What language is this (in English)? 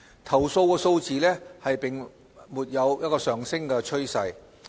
Cantonese